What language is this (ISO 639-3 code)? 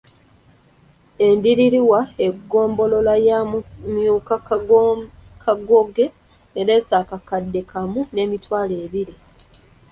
lug